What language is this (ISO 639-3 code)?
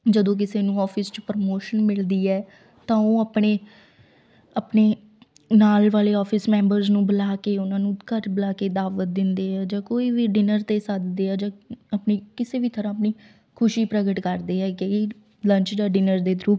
pan